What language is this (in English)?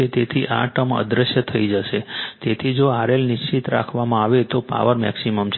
Gujarati